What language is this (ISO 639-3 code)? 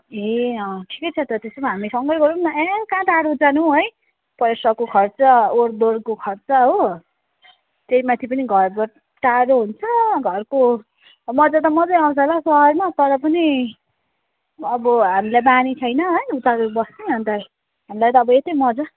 nep